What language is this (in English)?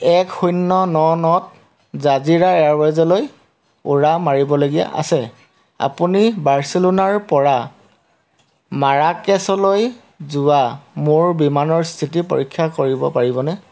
Assamese